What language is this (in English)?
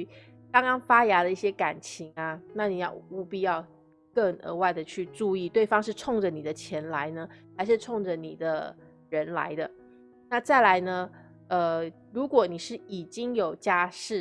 Chinese